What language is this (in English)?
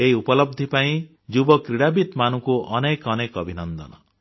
Odia